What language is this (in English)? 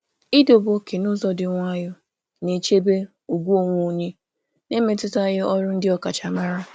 Igbo